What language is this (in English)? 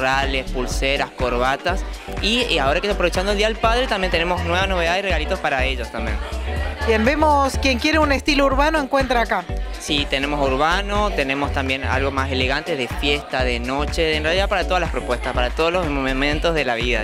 Spanish